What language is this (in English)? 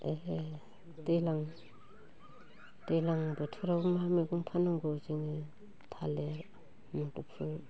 Bodo